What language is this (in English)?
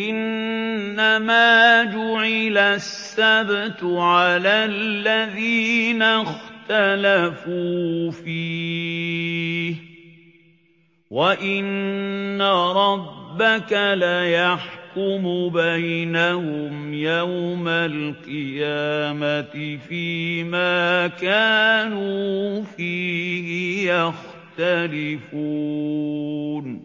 Arabic